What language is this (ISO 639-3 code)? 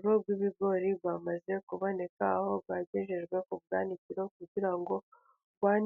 kin